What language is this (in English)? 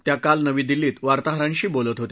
Marathi